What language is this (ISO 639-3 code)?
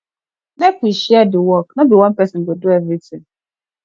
pcm